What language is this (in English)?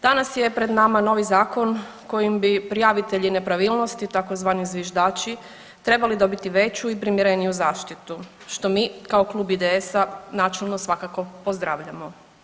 Croatian